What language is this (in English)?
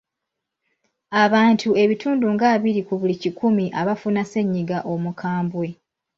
Ganda